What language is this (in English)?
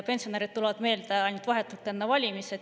Estonian